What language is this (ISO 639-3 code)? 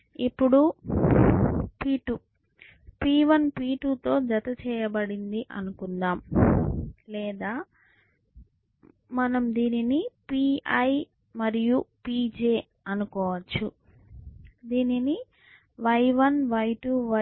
tel